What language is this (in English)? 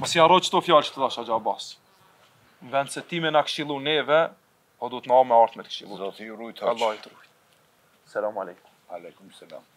Romanian